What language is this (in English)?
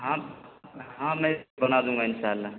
Urdu